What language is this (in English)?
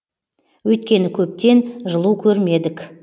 Kazakh